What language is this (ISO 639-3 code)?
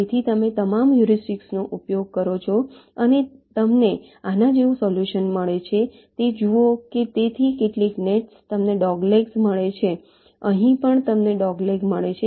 guj